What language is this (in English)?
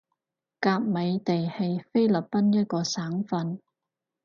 Cantonese